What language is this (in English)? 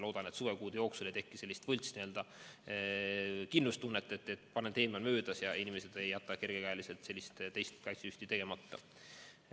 Estonian